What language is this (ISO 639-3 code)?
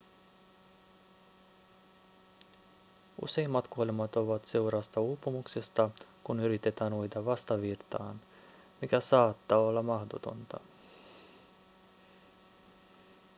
fin